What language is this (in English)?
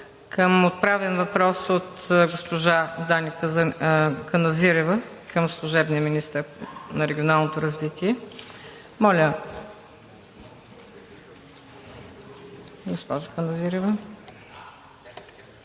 Bulgarian